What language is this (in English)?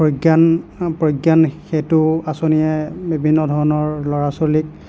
Assamese